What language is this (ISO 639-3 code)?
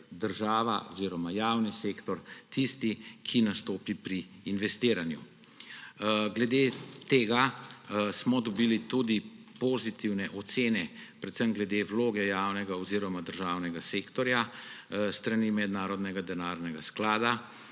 slv